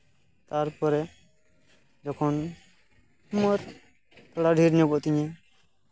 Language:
Santali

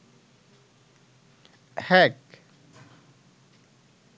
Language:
Bangla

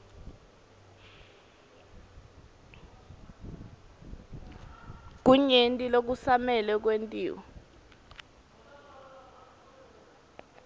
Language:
Swati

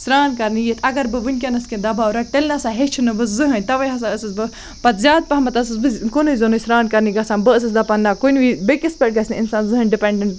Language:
Kashmiri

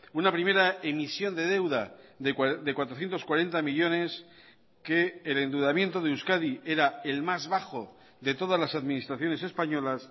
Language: Spanish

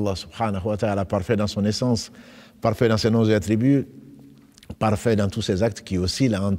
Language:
French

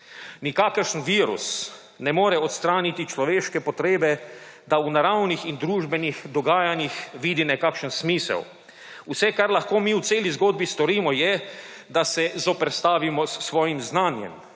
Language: Slovenian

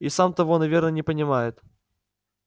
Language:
Russian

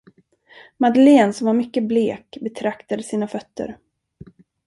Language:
Swedish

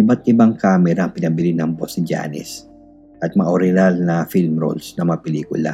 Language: Filipino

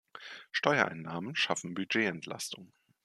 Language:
German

